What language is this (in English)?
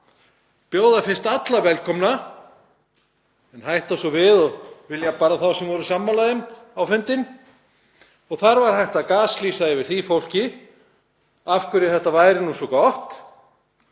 Icelandic